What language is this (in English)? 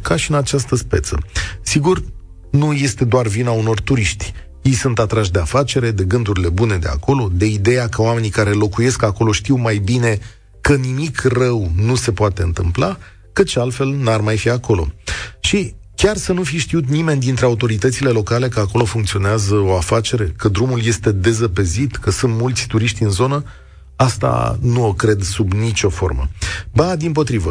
Romanian